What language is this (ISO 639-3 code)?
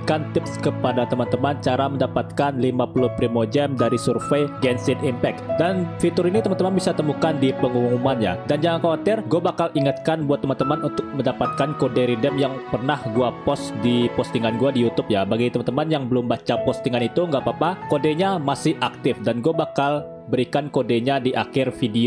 ind